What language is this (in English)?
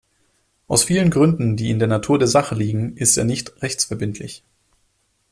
German